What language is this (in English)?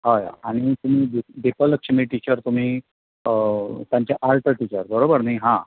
Konkani